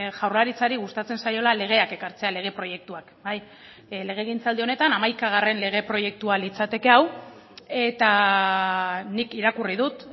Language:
Basque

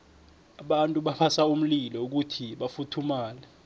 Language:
South Ndebele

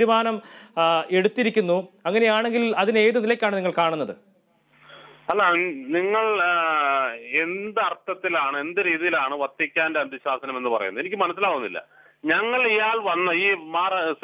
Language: Arabic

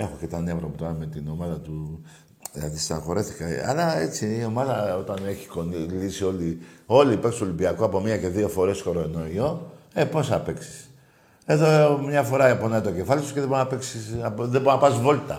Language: Greek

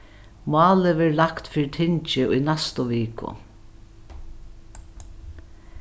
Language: Faroese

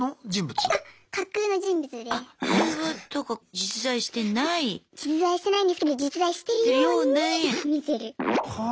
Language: Japanese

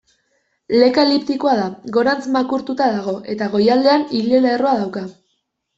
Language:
Basque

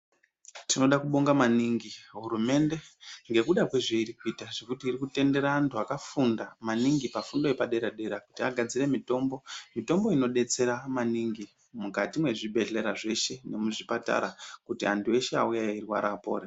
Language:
Ndau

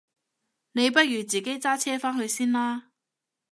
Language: Cantonese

